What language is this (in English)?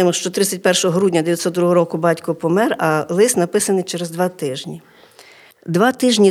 Ukrainian